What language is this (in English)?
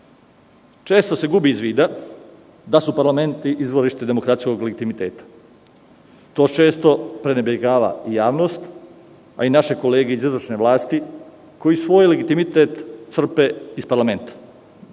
Serbian